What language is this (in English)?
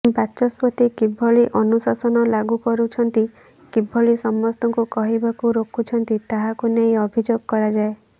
Odia